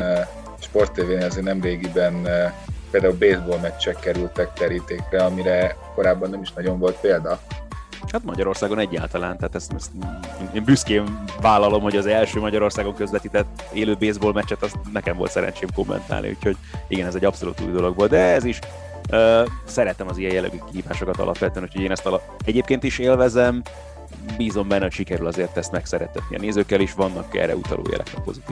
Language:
Hungarian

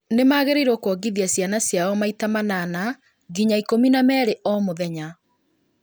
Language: Kikuyu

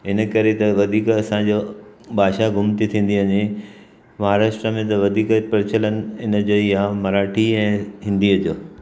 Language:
Sindhi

